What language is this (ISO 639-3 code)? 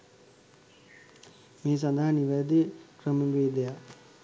sin